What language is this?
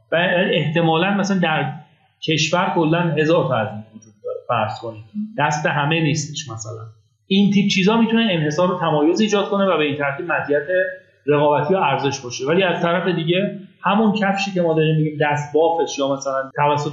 Persian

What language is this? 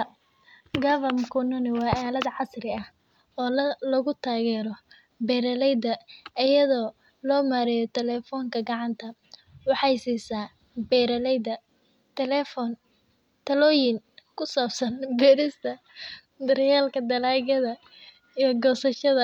Somali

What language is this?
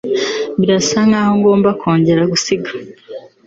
Kinyarwanda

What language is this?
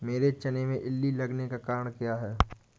Hindi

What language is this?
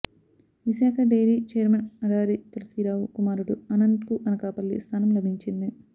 Telugu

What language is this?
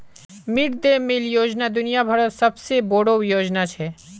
Magahi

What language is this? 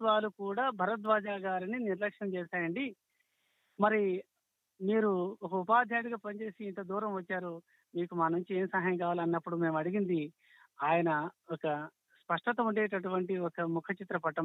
Telugu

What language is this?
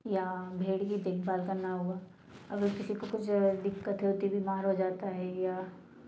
Hindi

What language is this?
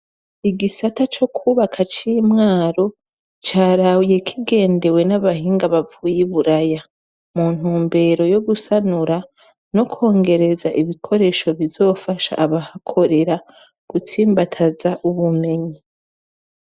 Rundi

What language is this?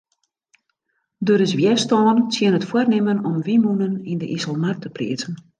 Western Frisian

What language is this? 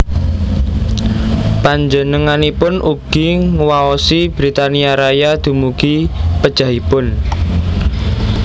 Javanese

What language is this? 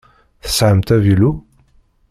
Kabyle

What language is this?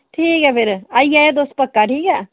Dogri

